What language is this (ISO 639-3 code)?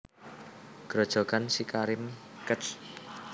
jav